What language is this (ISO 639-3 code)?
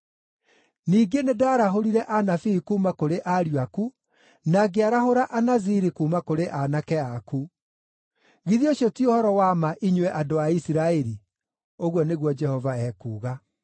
kik